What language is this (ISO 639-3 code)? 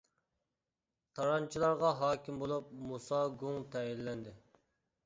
uig